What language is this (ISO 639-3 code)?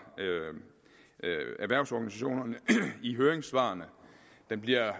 dan